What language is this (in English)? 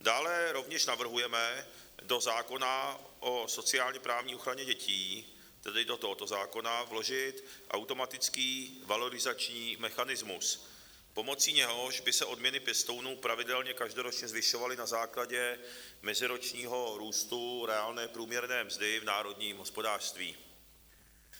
Czech